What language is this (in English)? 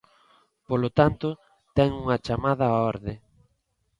Galician